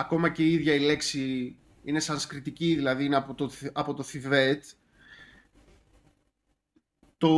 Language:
Greek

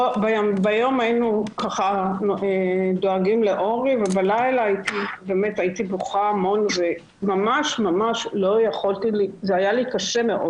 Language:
Hebrew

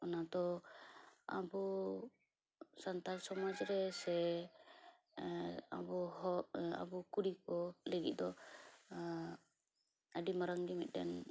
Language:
Santali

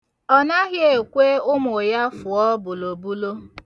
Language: Igbo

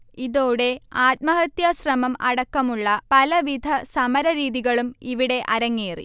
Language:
Malayalam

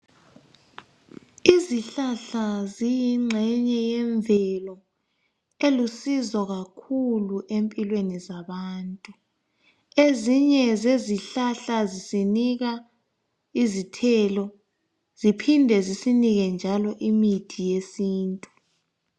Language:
North Ndebele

